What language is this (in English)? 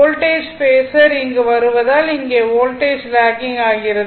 Tamil